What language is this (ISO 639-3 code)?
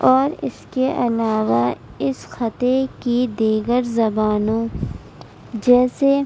urd